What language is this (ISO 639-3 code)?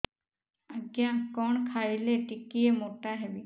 ori